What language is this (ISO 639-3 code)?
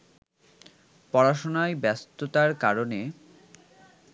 ben